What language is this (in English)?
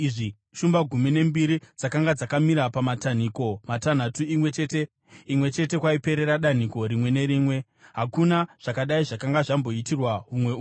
Shona